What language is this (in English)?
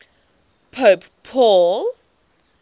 English